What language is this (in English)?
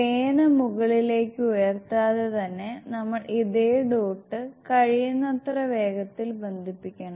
Malayalam